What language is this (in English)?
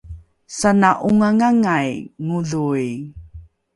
Rukai